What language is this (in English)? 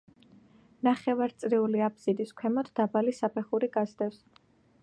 Georgian